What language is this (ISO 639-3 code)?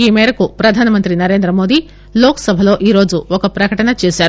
tel